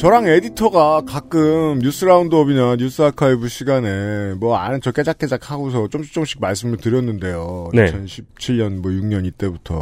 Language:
Korean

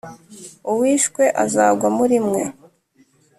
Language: Kinyarwanda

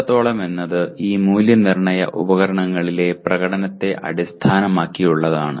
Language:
Malayalam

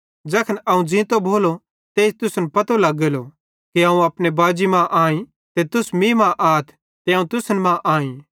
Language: Bhadrawahi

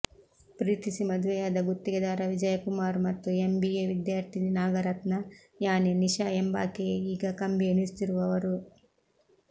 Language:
Kannada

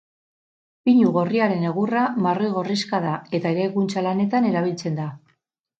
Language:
Basque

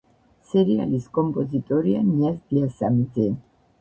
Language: Georgian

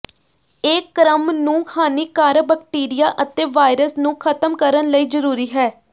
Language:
Punjabi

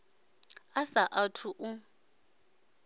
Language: Venda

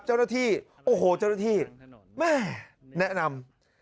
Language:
Thai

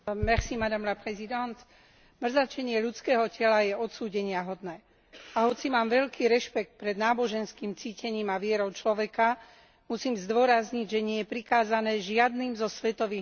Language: Slovak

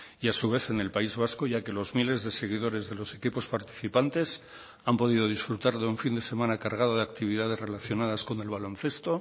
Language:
Spanish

